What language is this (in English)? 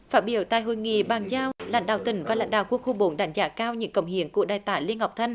Vietnamese